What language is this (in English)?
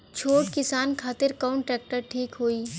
Bhojpuri